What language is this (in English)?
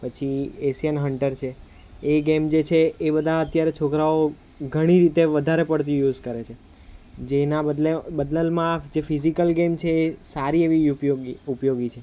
Gujarati